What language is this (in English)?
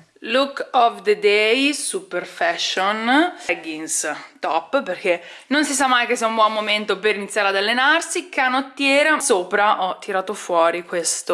Italian